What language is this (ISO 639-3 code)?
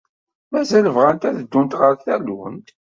kab